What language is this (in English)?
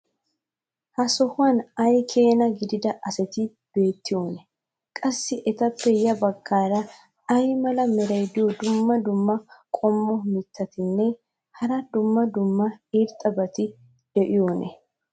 Wolaytta